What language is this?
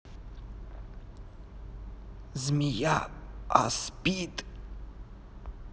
Russian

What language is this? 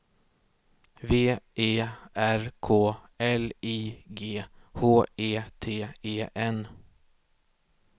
Swedish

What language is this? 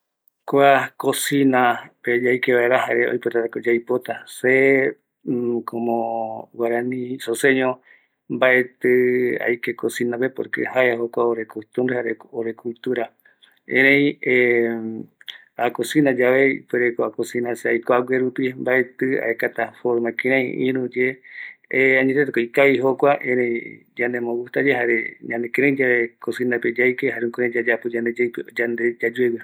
Eastern Bolivian Guaraní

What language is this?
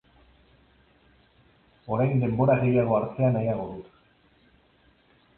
Basque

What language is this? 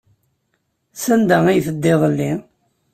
Kabyle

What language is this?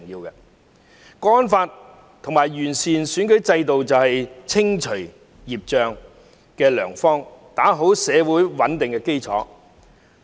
Cantonese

